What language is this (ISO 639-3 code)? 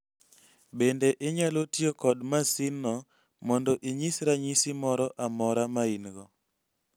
luo